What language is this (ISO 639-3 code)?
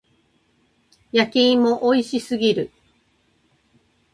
jpn